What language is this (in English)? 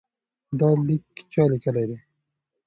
Pashto